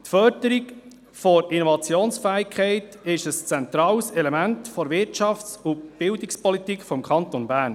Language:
Swiss German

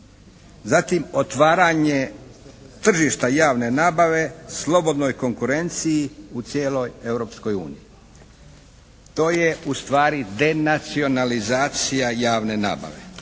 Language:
Croatian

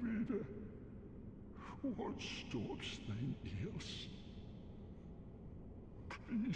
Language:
Polish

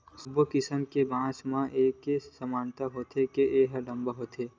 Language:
Chhattisgarhi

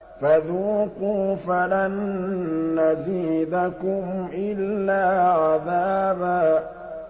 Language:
Arabic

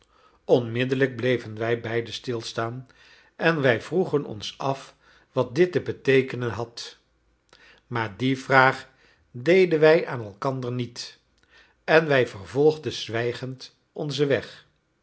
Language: Dutch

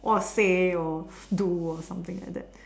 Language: English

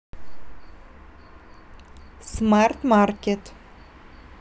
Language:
Russian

